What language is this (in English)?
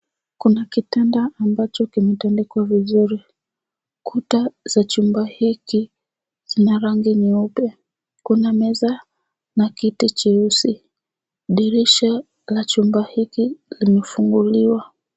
Swahili